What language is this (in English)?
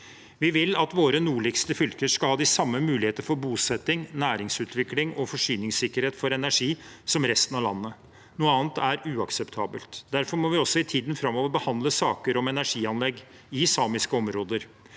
Norwegian